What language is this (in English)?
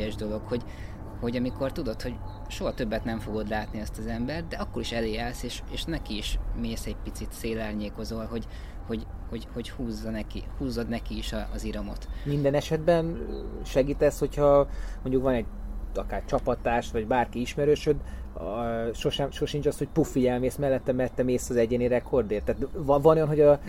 Hungarian